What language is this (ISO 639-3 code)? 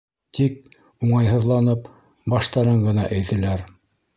bak